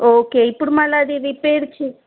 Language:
Telugu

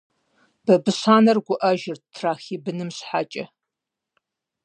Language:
Kabardian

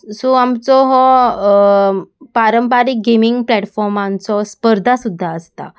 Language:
Konkani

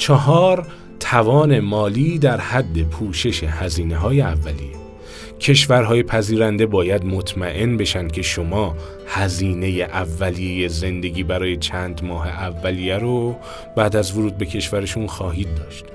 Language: Persian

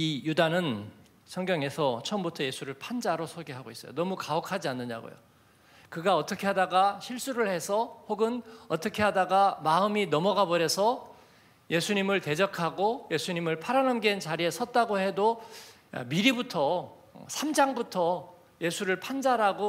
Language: Korean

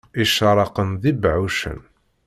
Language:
Kabyle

